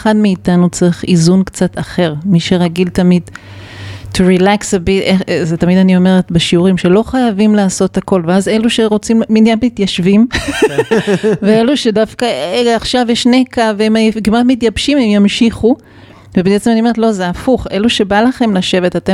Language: Hebrew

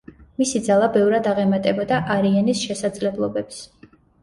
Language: Georgian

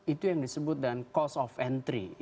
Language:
Indonesian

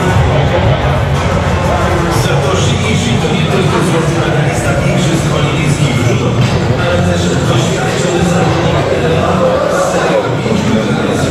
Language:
Polish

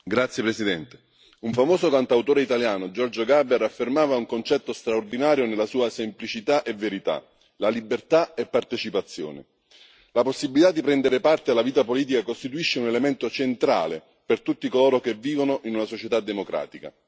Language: Italian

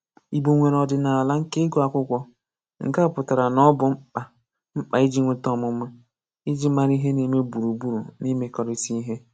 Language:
Igbo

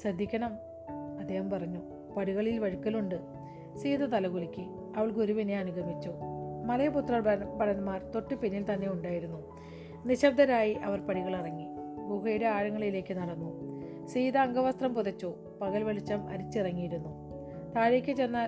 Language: Malayalam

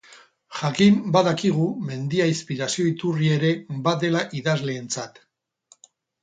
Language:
Basque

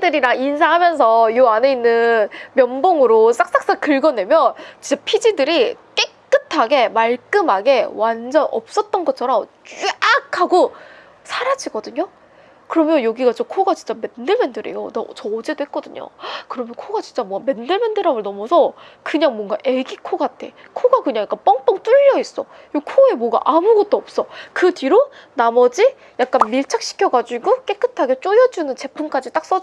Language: Korean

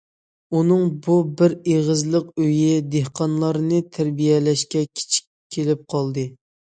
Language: Uyghur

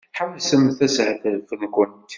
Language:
Kabyle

